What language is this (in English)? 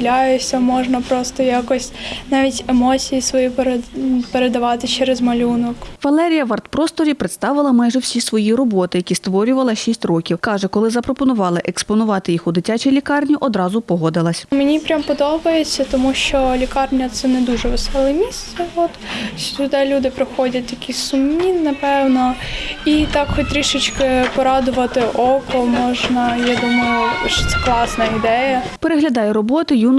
Ukrainian